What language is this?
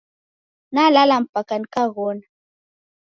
Taita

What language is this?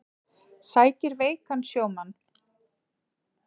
Icelandic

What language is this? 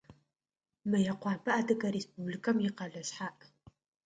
Adyghe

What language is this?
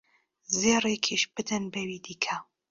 Central Kurdish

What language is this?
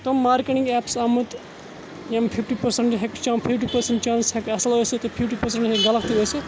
Kashmiri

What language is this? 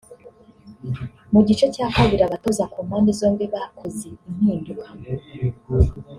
Kinyarwanda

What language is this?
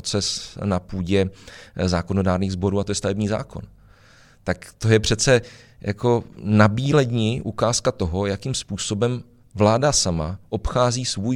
Czech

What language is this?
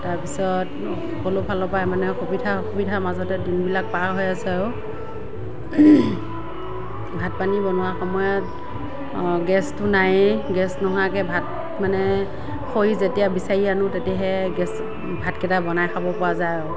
Assamese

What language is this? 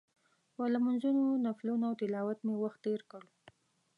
Pashto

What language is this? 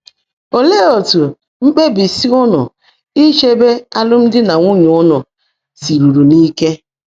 Igbo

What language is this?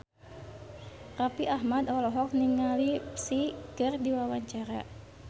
Sundanese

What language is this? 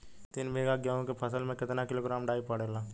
Bhojpuri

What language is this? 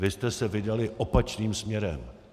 Czech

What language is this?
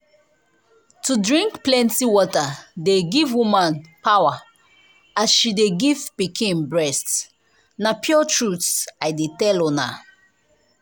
Nigerian Pidgin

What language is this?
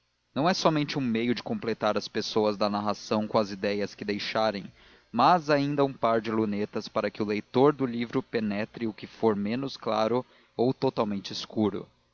Portuguese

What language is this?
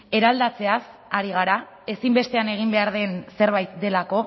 Basque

